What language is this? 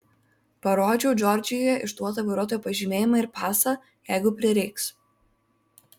Lithuanian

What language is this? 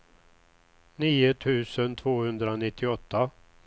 Swedish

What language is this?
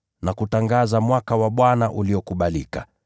Swahili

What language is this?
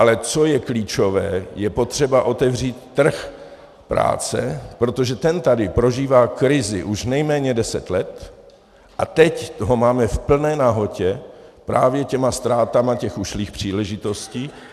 Czech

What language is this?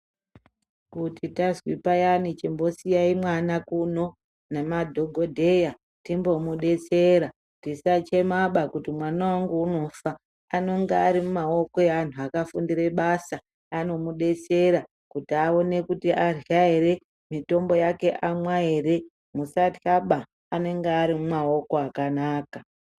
Ndau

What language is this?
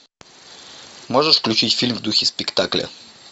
Russian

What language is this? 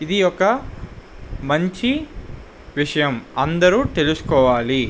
Telugu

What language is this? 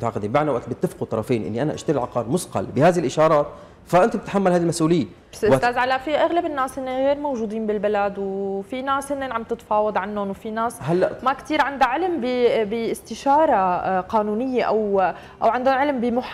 Arabic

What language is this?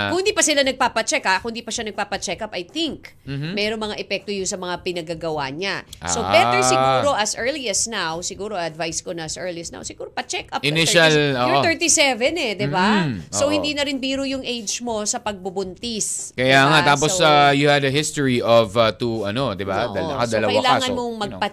Filipino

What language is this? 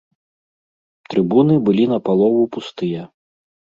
Belarusian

